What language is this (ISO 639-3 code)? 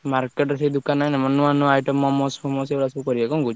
ori